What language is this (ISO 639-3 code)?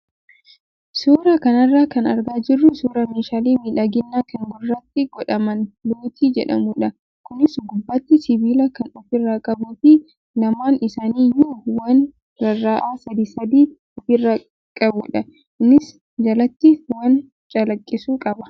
orm